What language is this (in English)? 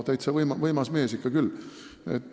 Estonian